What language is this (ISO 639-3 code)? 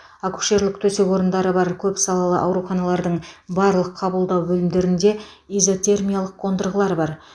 kaz